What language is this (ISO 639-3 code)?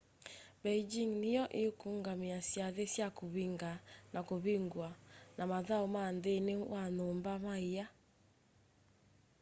kam